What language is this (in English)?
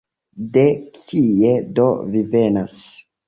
Esperanto